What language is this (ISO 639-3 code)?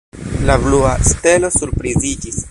epo